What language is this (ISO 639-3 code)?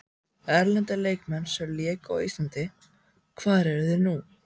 isl